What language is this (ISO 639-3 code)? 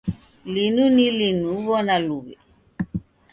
dav